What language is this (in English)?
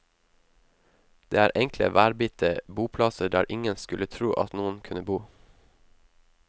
Norwegian